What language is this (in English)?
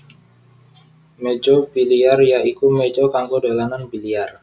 Javanese